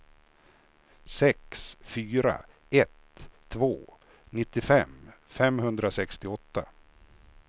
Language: Swedish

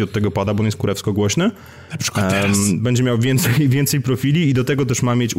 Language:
Polish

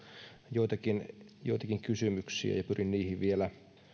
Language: Finnish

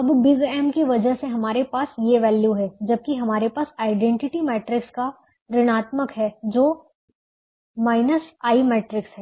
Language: Hindi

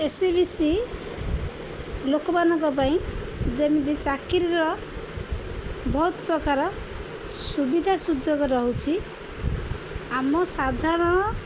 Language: Odia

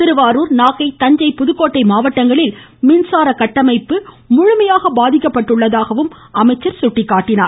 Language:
Tamil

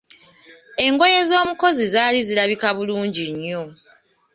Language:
Ganda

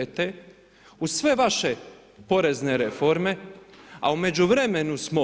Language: Croatian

